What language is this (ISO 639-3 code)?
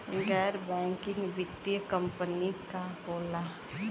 bho